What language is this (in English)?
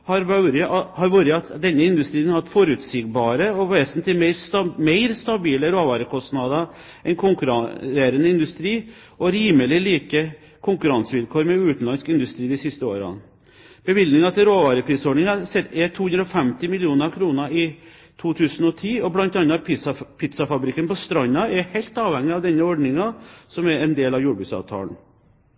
Norwegian Bokmål